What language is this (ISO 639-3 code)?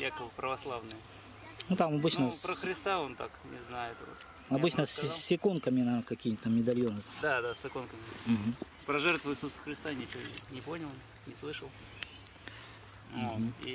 rus